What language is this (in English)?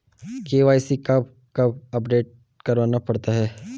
Hindi